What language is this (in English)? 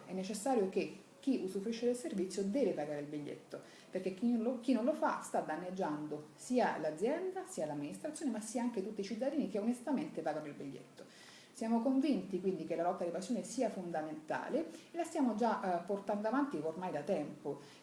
Italian